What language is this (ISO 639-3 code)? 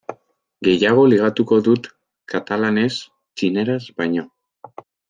eus